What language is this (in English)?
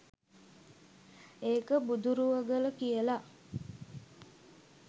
Sinhala